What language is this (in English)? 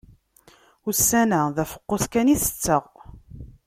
Kabyle